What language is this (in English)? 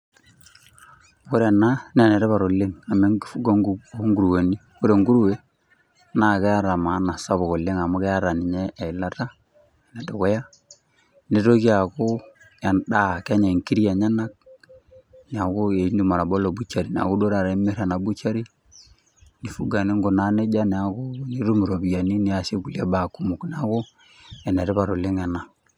Masai